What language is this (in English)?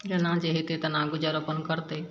Maithili